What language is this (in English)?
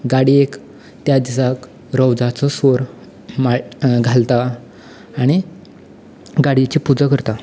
Konkani